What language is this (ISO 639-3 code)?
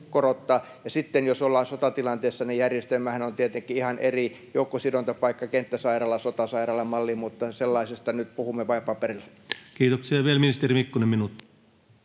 fin